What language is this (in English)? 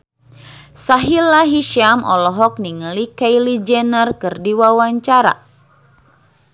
Sundanese